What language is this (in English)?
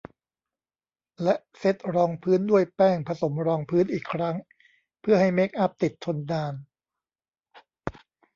Thai